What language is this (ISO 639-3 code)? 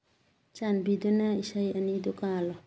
mni